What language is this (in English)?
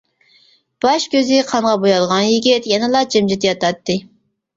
Uyghur